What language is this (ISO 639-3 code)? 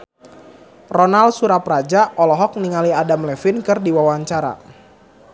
sun